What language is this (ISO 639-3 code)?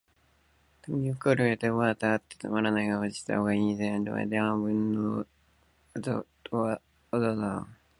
jpn